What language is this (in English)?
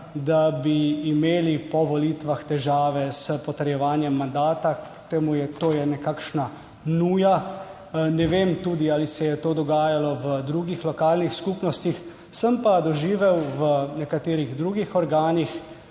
Slovenian